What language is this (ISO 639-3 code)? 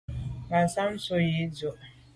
byv